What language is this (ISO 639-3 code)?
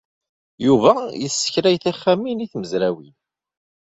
kab